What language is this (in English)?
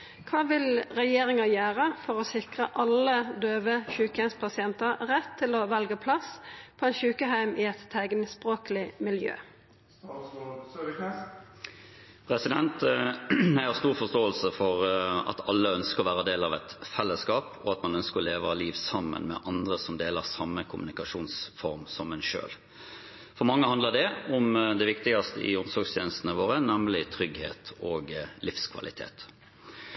Norwegian